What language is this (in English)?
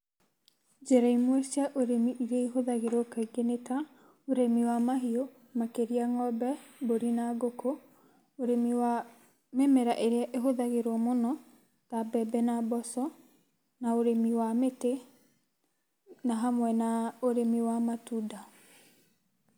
Kikuyu